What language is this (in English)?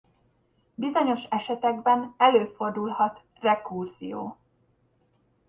Hungarian